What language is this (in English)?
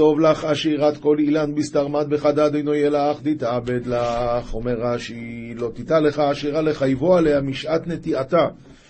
Hebrew